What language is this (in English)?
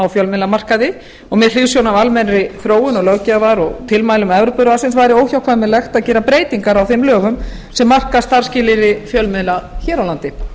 Icelandic